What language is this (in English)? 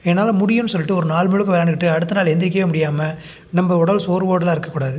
Tamil